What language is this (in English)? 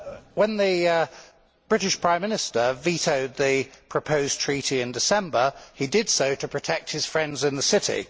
English